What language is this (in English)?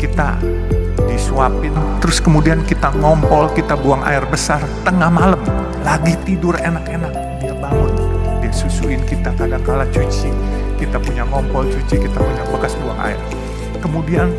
Indonesian